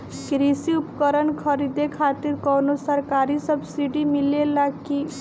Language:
Bhojpuri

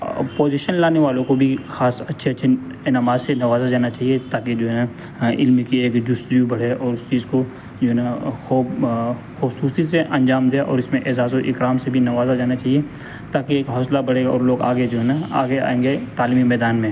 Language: Urdu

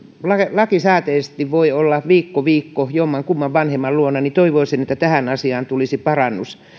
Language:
Finnish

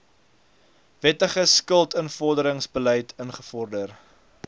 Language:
Afrikaans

